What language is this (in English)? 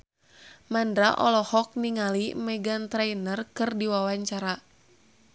Sundanese